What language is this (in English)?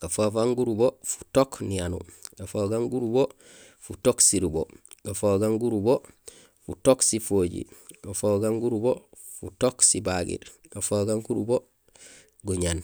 Gusilay